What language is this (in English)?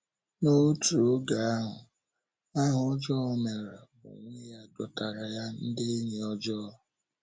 Igbo